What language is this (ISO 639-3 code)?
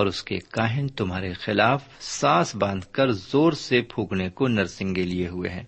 urd